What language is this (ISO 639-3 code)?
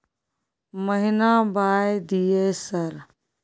mai